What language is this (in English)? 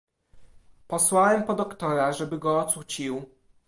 Polish